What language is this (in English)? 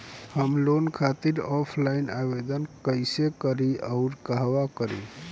Bhojpuri